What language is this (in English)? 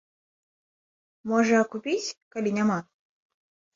Belarusian